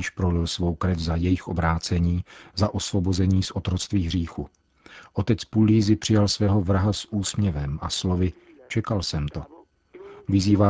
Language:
Czech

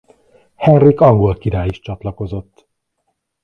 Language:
Hungarian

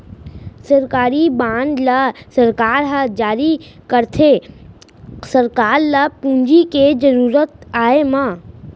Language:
Chhattisgarhi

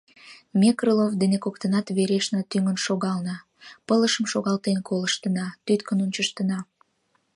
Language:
Mari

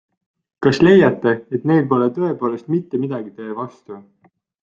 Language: Estonian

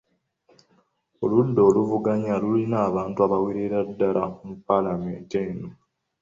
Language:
Ganda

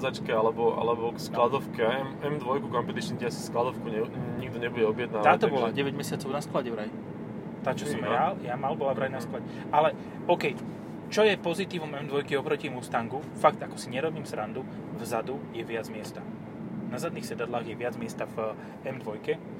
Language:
Slovak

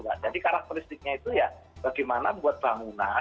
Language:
Indonesian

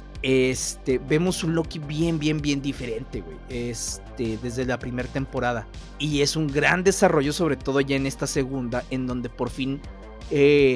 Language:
Spanish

